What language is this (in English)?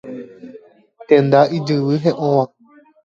Guarani